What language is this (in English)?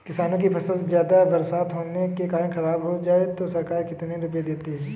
Hindi